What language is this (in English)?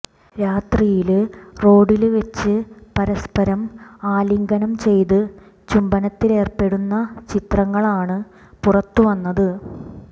Malayalam